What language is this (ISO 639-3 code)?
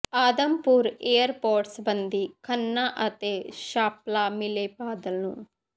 pan